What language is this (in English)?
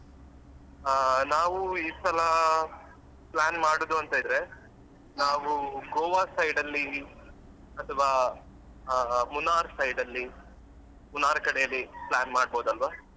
Kannada